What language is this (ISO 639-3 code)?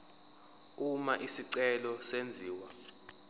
zul